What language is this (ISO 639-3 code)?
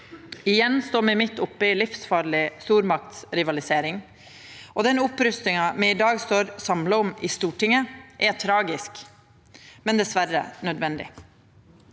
nor